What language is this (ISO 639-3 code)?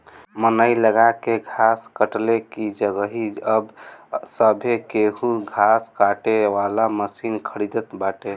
bho